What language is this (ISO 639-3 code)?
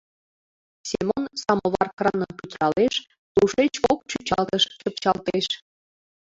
chm